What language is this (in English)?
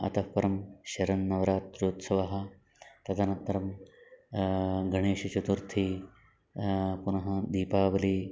Sanskrit